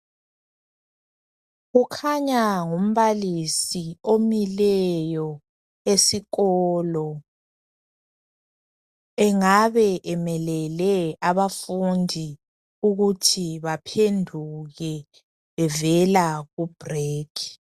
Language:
North Ndebele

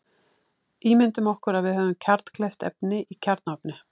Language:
Icelandic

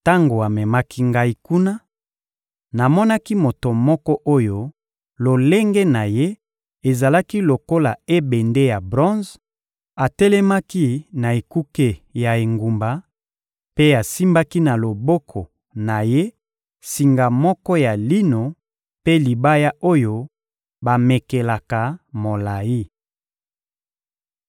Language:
Lingala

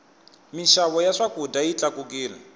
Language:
Tsonga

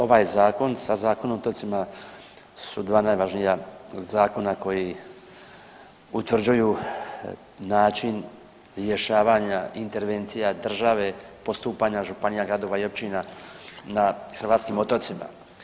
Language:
Croatian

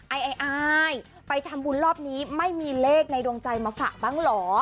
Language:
Thai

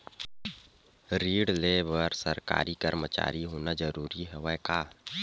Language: Chhattisgarhi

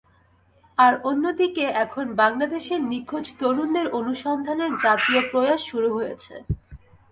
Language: Bangla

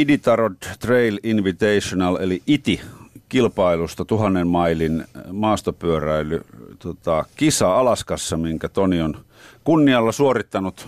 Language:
Finnish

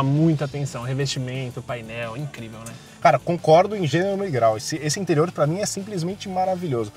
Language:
Portuguese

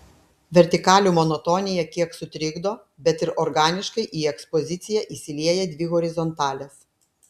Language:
Lithuanian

